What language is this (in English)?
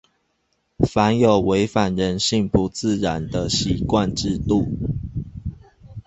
Chinese